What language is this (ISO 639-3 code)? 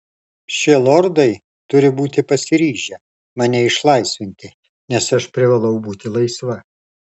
lit